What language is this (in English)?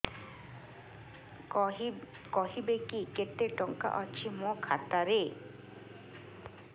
Odia